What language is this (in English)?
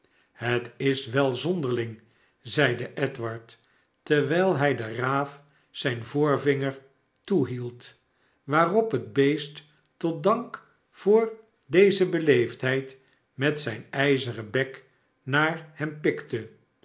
Dutch